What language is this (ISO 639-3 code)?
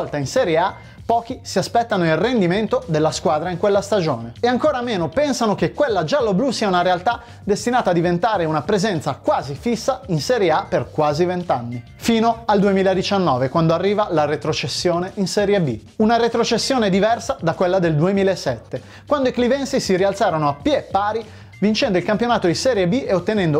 ita